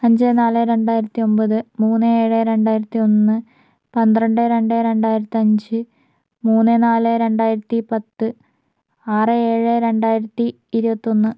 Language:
Malayalam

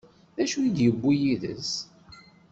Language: Kabyle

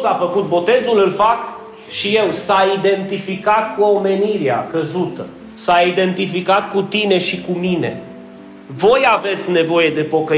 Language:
Romanian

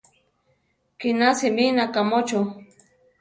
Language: Central Tarahumara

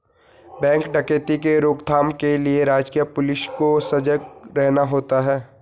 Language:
Hindi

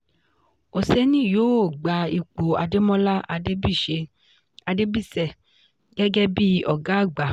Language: Yoruba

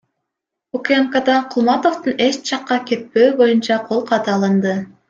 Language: Kyrgyz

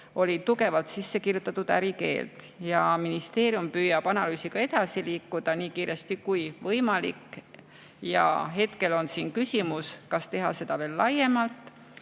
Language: Estonian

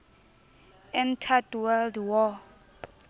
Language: Southern Sotho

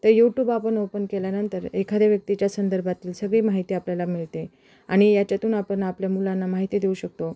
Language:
Marathi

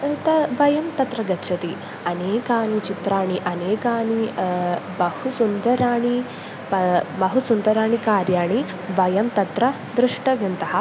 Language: Sanskrit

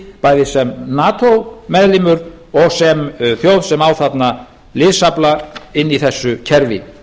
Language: Icelandic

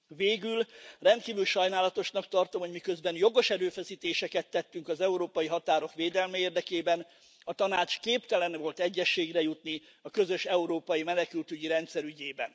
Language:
Hungarian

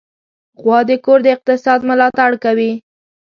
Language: Pashto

